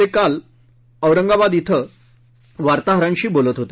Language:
Marathi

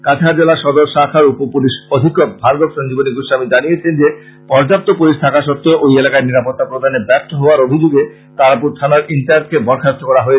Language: Bangla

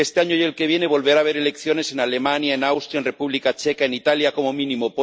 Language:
Spanish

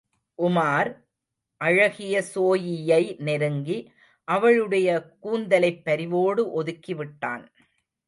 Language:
Tamil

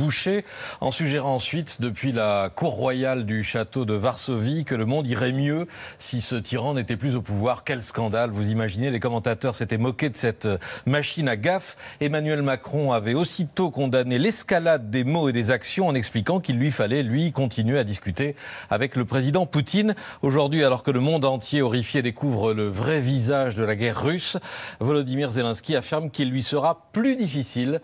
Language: French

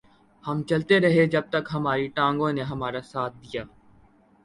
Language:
Urdu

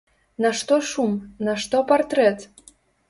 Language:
Belarusian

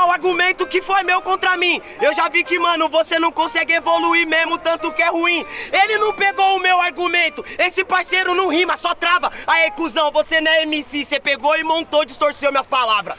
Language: Portuguese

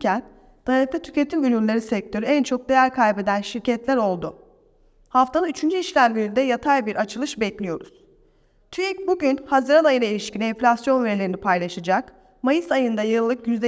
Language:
Turkish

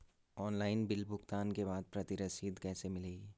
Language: Hindi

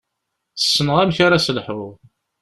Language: Kabyle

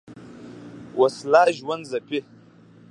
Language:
Pashto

